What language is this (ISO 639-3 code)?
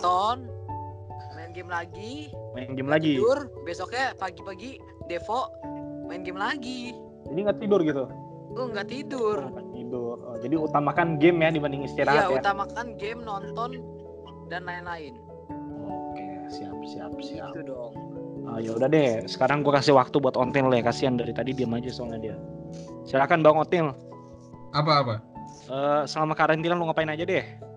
ind